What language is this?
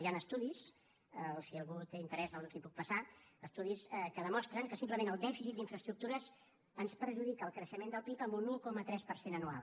Catalan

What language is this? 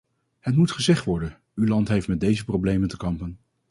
Dutch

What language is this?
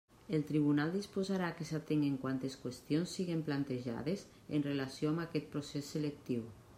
Catalan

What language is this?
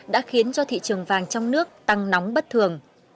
Vietnamese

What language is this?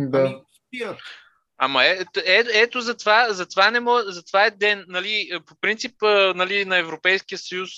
Bulgarian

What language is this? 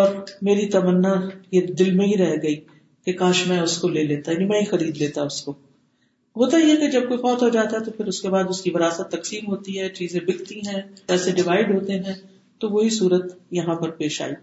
Urdu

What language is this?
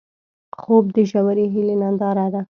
Pashto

